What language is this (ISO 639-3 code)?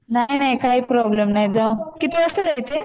mar